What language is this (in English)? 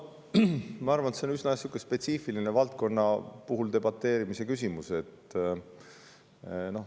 Estonian